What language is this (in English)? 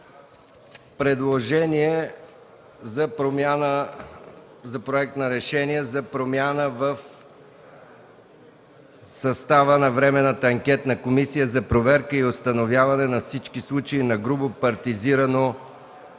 Bulgarian